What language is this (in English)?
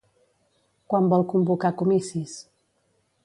Catalan